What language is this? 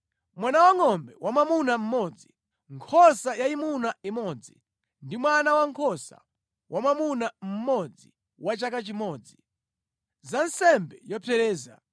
Nyanja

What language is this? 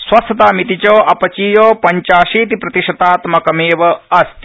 Sanskrit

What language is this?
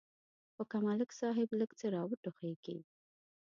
Pashto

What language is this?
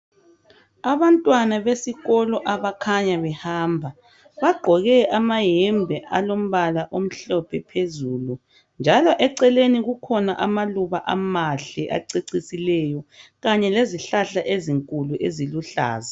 North Ndebele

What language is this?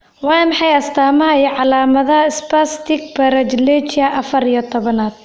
Somali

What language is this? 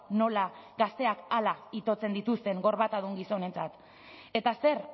Basque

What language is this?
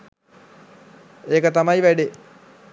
Sinhala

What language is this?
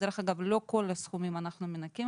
Hebrew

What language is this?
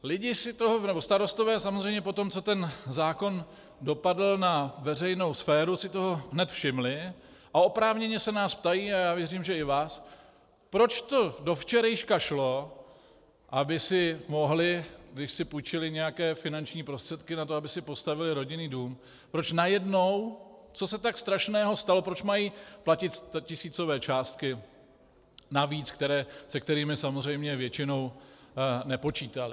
Czech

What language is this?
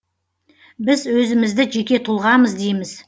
Kazakh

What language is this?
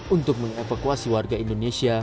Indonesian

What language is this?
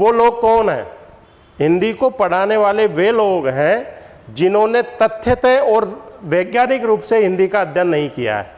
Hindi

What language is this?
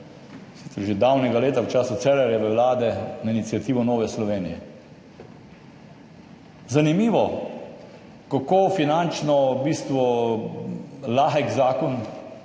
Slovenian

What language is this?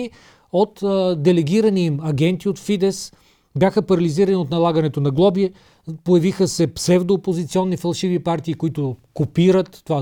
Bulgarian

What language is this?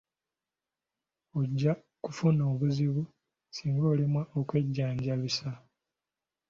Ganda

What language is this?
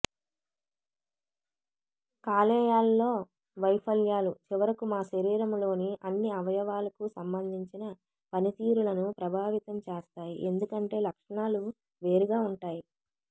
Telugu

